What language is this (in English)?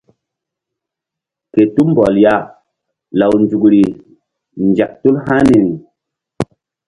Mbum